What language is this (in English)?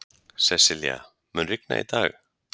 Icelandic